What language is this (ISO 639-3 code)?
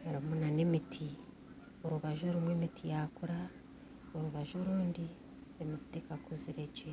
nyn